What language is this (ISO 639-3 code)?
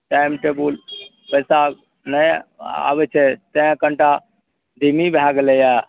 mai